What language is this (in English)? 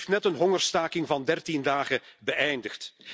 Dutch